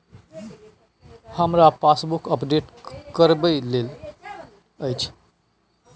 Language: Maithili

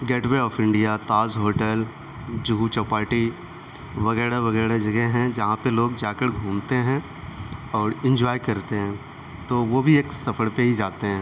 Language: Urdu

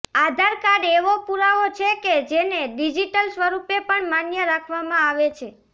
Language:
Gujarati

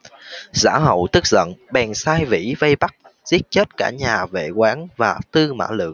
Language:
Vietnamese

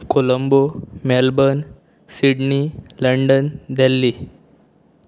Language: Konkani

